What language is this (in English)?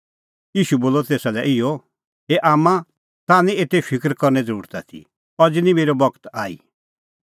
Kullu Pahari